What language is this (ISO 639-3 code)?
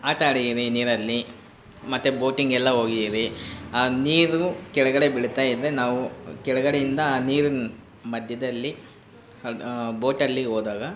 kan